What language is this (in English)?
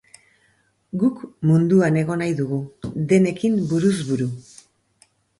Basque